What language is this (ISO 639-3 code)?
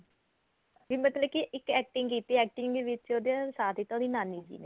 pan